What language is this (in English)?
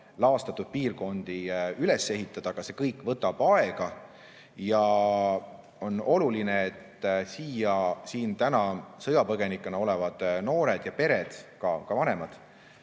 Estonian